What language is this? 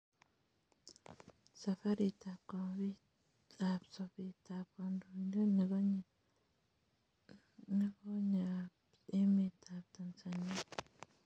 Kalenjin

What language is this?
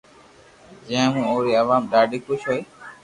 Loarki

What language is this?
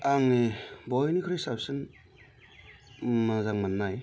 Bodo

